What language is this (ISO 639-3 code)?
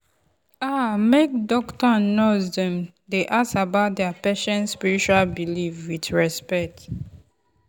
pcm